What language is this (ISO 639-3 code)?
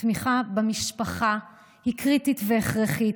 heb